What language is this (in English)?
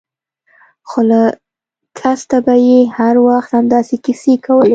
Pashto